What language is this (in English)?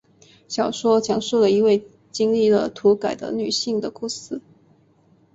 Chinese